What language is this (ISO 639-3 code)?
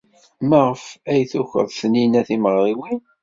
kab